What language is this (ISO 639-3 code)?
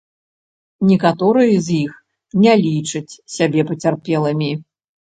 bel